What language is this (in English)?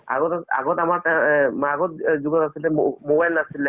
Assamese